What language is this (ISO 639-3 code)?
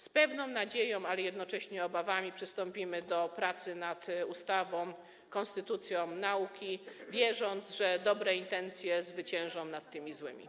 pol